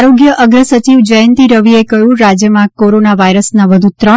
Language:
Gujarati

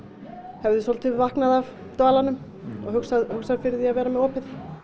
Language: Icelandic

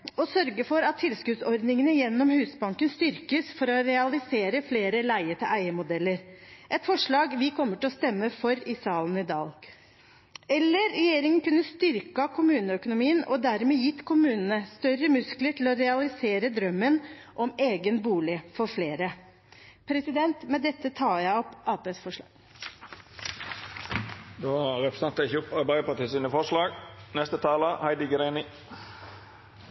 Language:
Norwegian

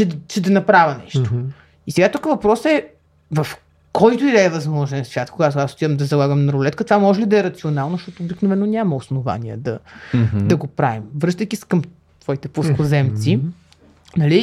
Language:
Bulgarian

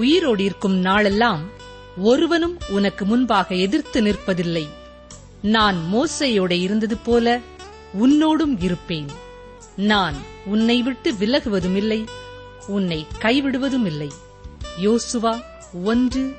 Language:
Tamil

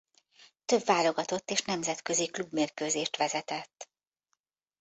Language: Hungarian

